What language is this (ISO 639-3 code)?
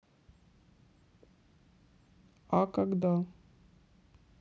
rus